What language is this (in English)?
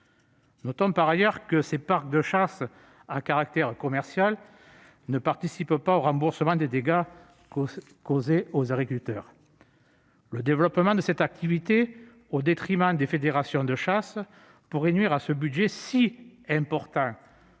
French